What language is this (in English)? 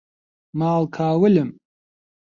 Central Kurdish